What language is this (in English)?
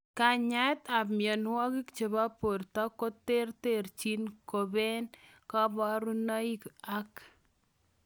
Kalenjin